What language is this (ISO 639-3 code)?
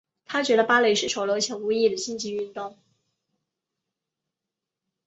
zho